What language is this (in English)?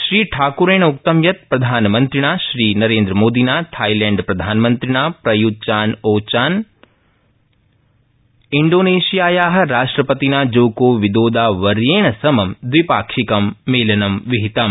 Sanskrit